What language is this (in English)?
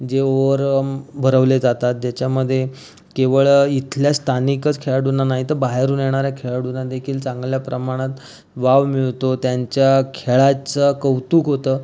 Marathi